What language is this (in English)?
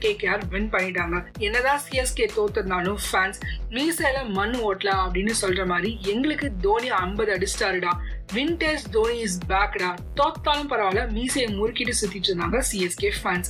Tamil